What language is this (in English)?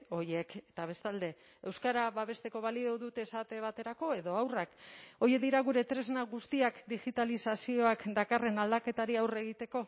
Basque